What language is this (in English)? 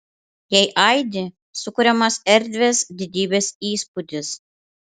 Lithuanian